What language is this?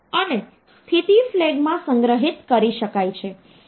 Gujarati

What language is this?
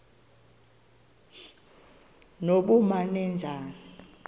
Xhosa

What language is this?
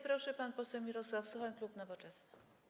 Polish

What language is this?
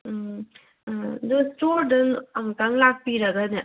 Manipuri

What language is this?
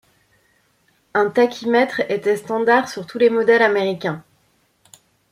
French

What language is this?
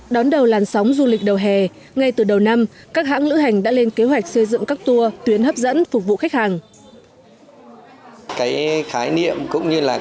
Vietnamese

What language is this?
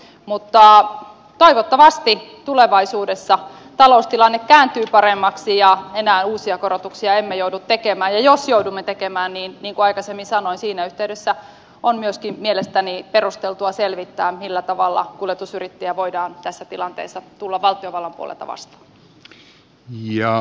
Finnish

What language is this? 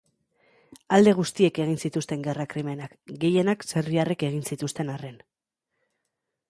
Basque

